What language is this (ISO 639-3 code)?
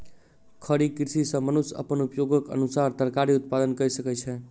mai